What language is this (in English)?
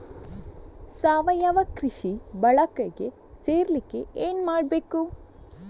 Kannada